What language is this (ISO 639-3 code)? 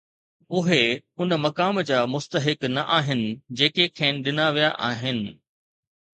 snd